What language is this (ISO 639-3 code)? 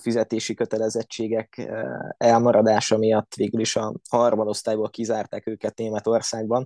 hun